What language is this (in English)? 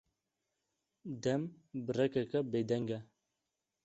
Kurdish